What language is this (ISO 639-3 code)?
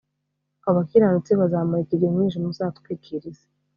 kin